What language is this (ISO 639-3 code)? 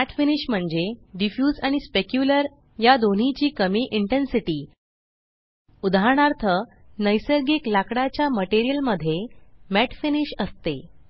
mar